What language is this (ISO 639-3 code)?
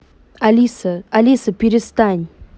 rus